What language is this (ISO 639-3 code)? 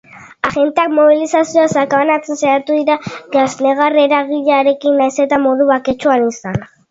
eus